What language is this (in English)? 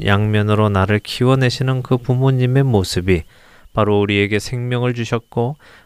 Korean